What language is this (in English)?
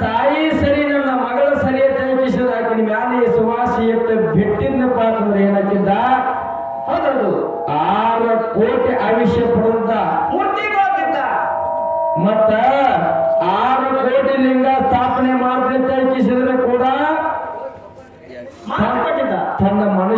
Arabic